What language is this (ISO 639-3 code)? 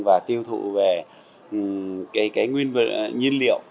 vie